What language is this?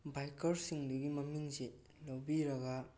Manipuri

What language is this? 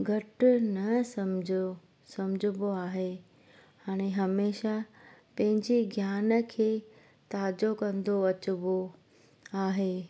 Sindhi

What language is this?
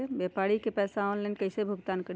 Magahi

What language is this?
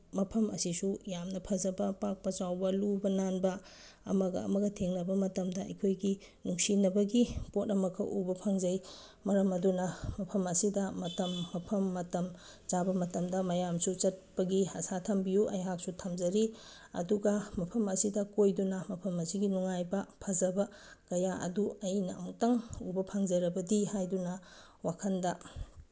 Manipuri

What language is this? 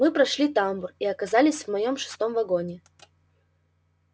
Russian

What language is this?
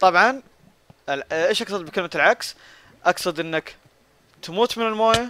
Arabic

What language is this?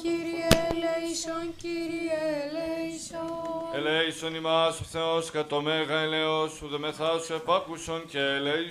Greek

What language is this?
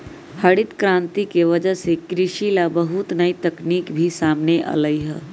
Magahi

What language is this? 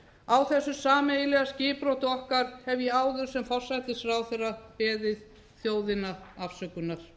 Icelandic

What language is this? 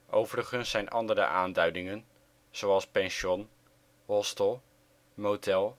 Dutch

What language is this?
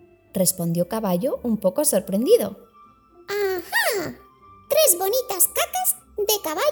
Spanish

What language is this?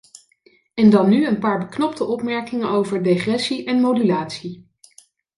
Dutch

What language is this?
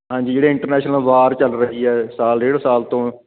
Punjabi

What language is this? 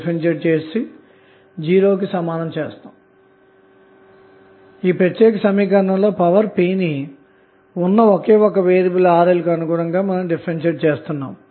Telugu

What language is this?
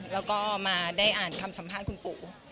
Thai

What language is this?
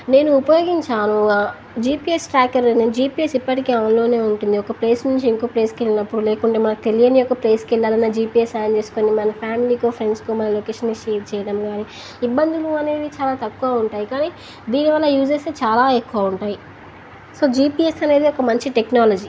Telugu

